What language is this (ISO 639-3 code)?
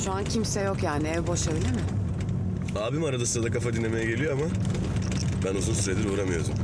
tur